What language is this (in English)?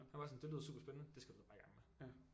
Danish